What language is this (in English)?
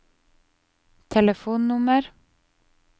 Norwegian